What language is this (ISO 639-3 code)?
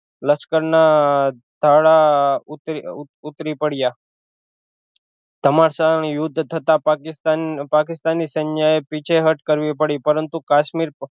guj